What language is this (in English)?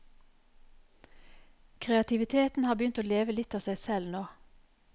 Norwegian